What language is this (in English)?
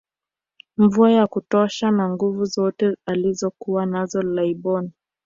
Swahili